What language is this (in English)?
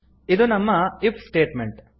Kannada